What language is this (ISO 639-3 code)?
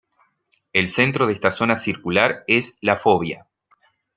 spa